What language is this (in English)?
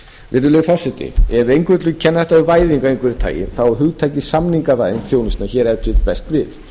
Icelandic